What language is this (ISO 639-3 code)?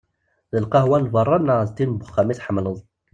kab